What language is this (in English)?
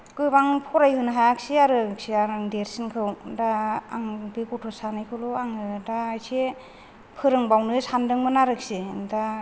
Bodo